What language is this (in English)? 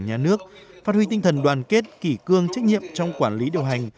Vietnamese